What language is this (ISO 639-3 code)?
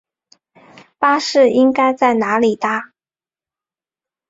zho